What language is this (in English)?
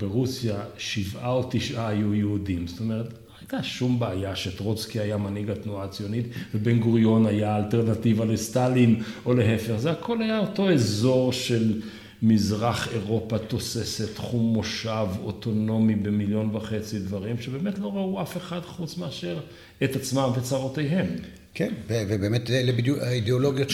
Hebrew